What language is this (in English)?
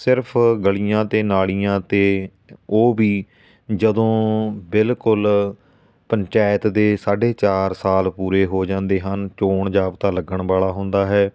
Punjabi